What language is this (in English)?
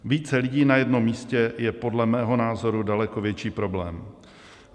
Czech